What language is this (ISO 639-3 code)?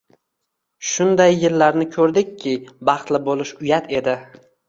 uzb